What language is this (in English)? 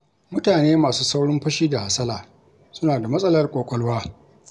Hausa